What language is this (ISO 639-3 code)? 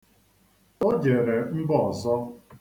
ibo